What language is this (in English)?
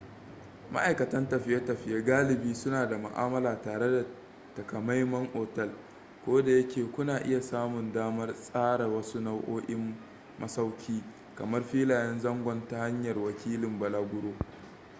Hausa